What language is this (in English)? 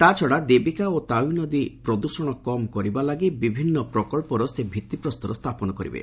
Odia